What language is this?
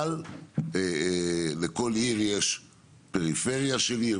Hebrew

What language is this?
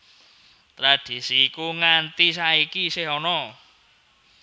Javanese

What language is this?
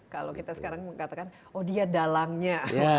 Indonesian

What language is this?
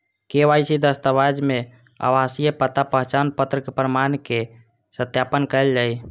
Maithili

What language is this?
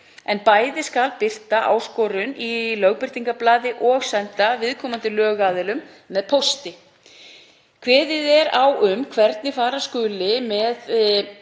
Icelandic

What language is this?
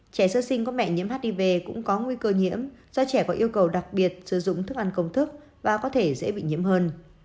Vietnamese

